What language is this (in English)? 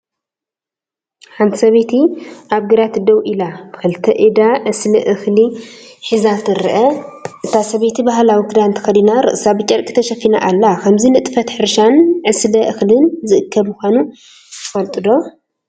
Tigrinya